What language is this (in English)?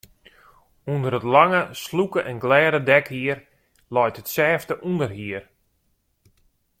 Western Frisian